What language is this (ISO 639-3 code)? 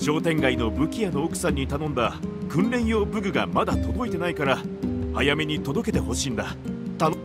jpn